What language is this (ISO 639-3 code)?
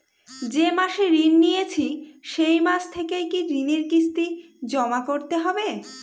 ben